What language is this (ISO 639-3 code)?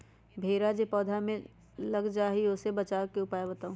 mag